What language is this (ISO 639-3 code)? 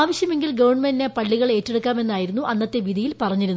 mal